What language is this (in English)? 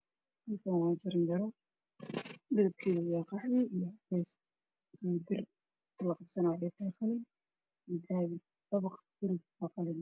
Somali